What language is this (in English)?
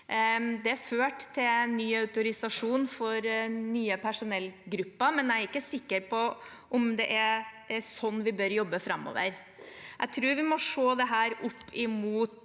Norwegian